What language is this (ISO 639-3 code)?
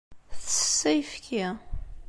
kab